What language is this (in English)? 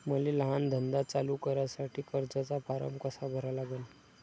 Marathi